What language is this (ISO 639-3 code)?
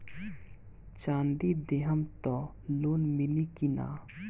bho